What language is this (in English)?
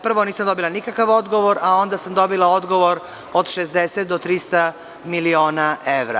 Serbian